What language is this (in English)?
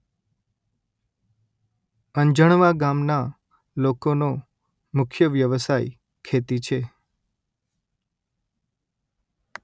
Gujarati